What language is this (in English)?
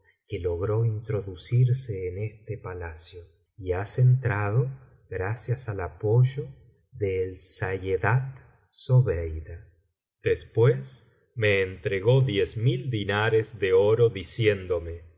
Spanish